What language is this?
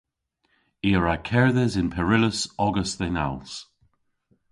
Cornish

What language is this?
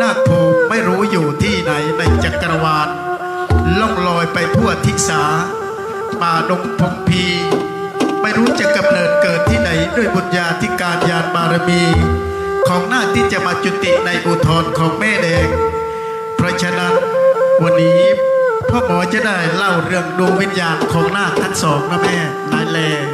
Thai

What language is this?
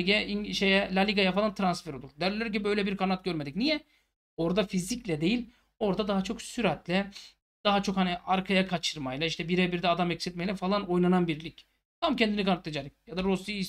Turkish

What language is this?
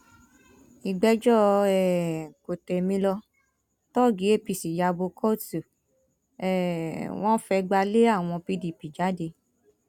Yoruba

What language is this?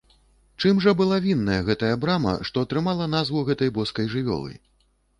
Belarusian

